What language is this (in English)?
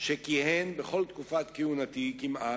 Hebrew